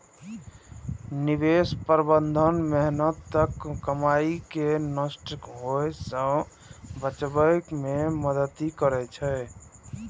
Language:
Maithili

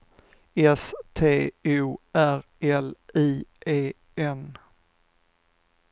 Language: Swedish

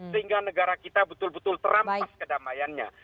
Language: Indonesian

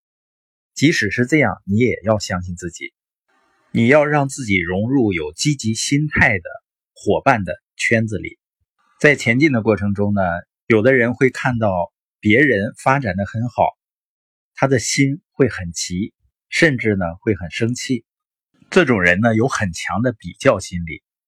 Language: Chinese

